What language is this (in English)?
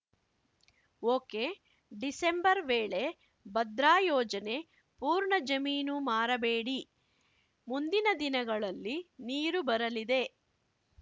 Kannada